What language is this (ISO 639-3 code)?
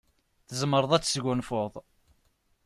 kab